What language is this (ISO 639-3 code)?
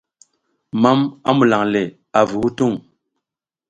giz